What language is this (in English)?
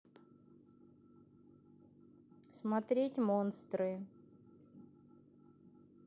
Russian